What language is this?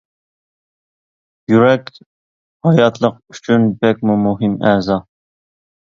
Uyghur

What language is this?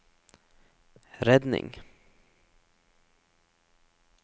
Norwegian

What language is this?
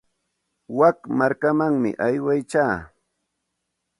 Santa Ana de Tusi Pasco Quechua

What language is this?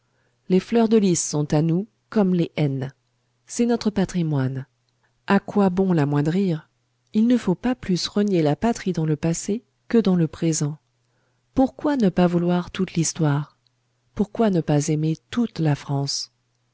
French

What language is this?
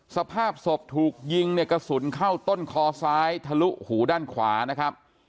Thai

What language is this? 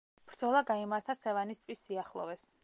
Georgian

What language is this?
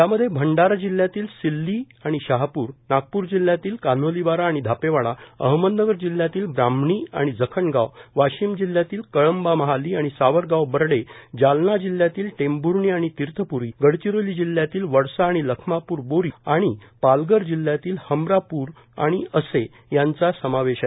Marathi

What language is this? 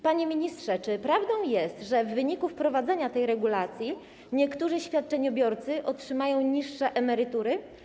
Polish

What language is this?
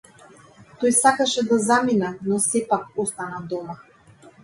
Macedonian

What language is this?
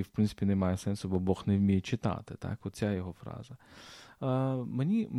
Ukrainian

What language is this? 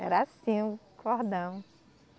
Portuguese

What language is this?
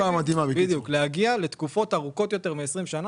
Hebrew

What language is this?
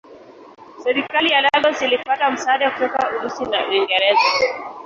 Swahili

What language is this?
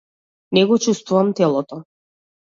Macedonian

